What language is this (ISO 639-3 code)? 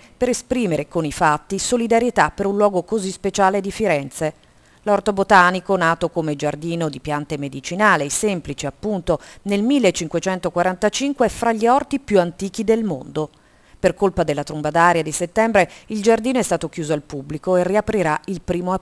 ita